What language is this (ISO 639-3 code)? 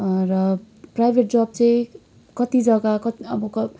nep